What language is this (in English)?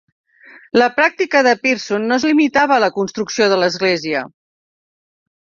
Catalan